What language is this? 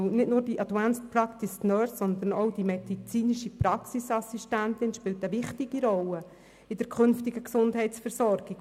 Swiss German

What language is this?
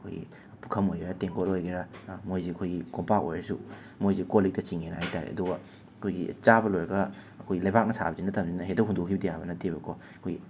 Manipuri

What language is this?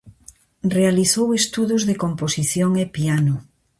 Galician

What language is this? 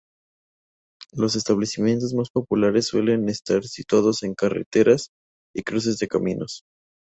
Spanish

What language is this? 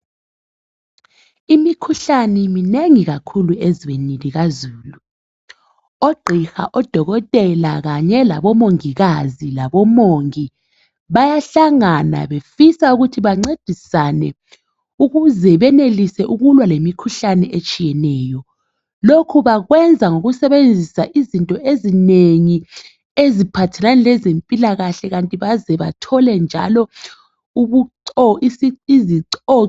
North Ndebele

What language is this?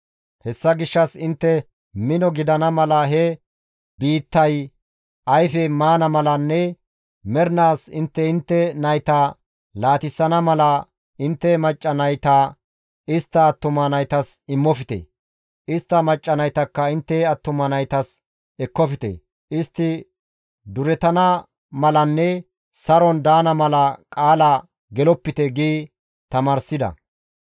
Gamo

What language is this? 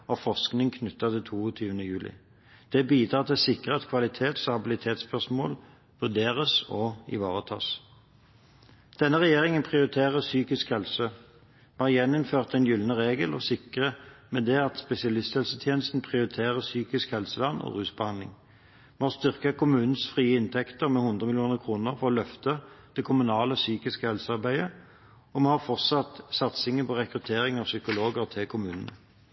Norwegian Bokmål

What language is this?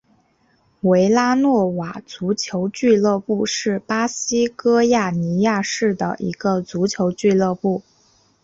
Chinese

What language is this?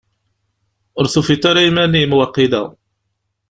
Kabyle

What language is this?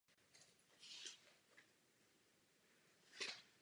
Czech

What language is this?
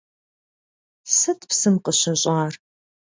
Kabardian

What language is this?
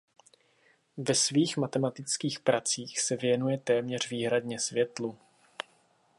Czech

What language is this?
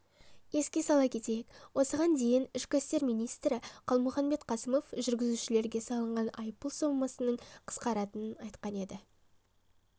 Kazakh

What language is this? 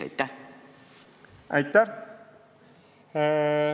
Estonian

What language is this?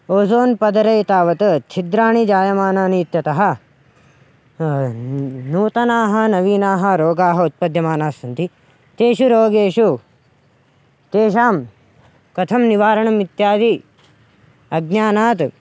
Sanskrit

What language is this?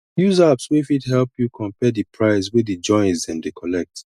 Nigerian Pidgin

